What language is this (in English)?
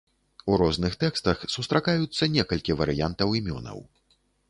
Belarusian